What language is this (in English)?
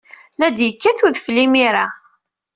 Kabyle